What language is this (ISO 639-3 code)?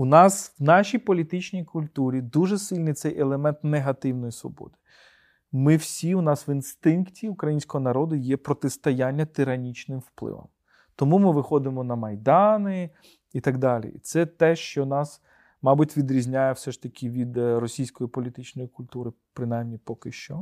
ukr